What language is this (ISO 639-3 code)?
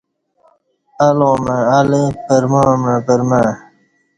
bsh